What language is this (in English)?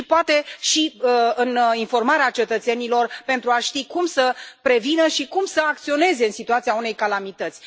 Romanian